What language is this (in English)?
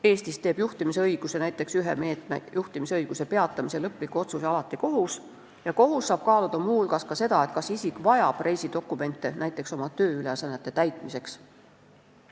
Estonian